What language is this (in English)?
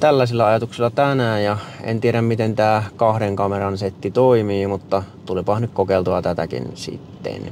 Finnish